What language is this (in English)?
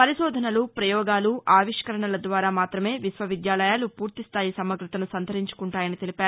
Telugu